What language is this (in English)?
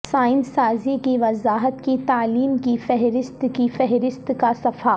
Urdu